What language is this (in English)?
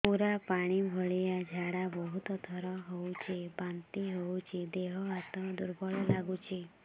Odia